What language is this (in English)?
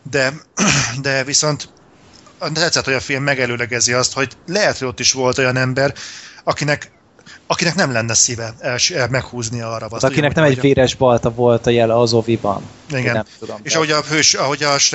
Hungarian